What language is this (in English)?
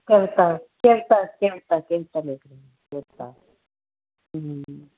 Punjabi